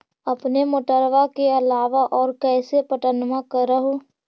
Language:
Magahi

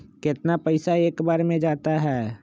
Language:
Magahi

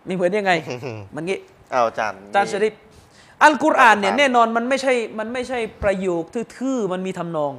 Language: Thai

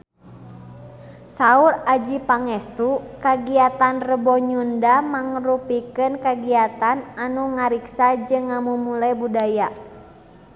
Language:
Sundanese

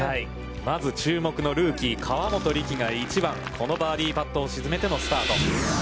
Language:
Japanese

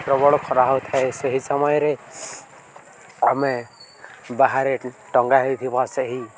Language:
Odia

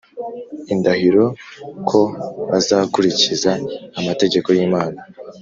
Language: Kinyarwanda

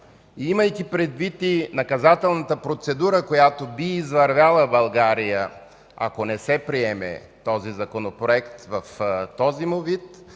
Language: Bulgarian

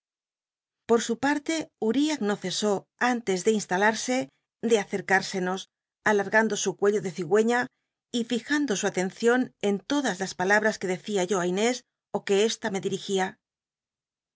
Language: Spanish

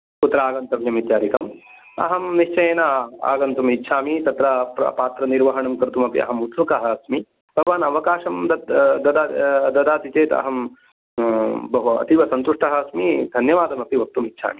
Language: Sanskrit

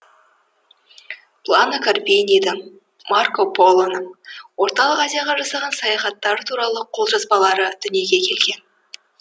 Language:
Kazakh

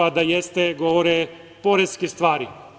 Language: Serbian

